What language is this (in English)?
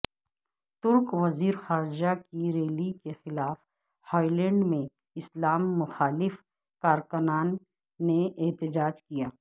Urdu